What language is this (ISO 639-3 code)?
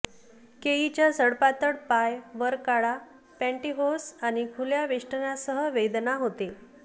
mar